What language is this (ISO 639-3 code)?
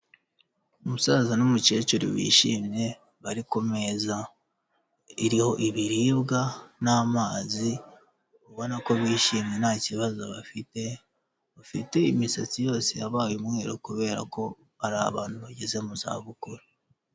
kin